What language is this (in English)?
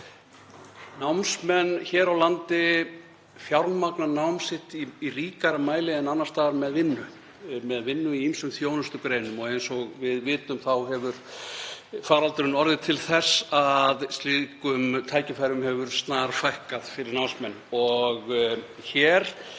Icelandic